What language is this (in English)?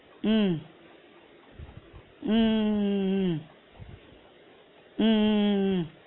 Tamil